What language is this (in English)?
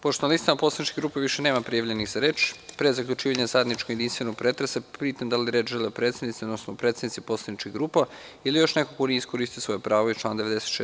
Serbian